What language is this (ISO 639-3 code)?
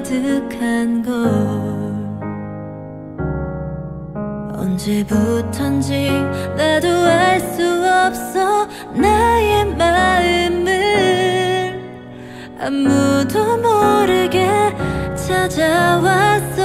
kor